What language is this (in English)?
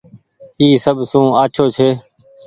Goaria